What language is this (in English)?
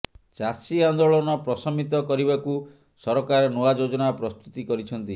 Odia